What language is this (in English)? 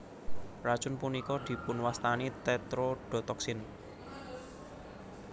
Javanese